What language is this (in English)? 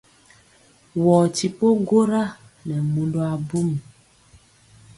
Mpiemo